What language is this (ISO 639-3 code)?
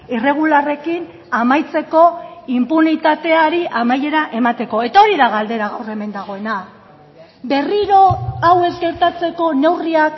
eus